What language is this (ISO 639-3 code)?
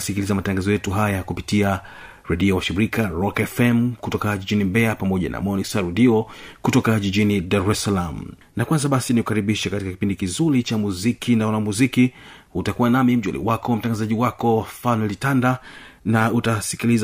swa